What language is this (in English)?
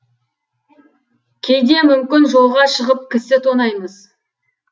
Kazakh